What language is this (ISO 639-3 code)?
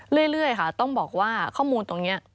tha